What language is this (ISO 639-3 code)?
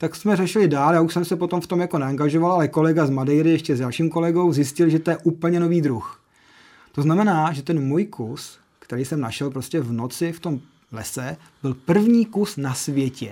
ces